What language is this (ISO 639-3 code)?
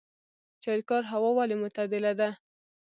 pus